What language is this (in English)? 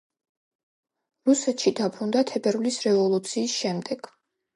Georgian